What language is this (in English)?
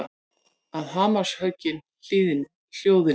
Icelandic